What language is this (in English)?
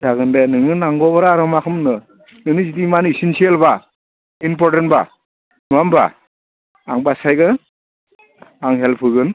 Bodo